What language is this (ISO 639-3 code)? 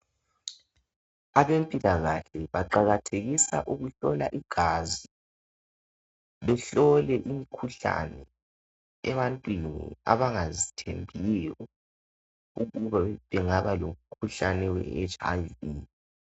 nde